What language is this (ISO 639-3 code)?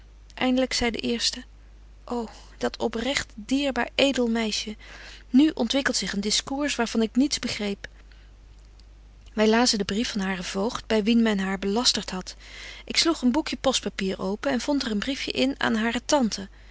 nld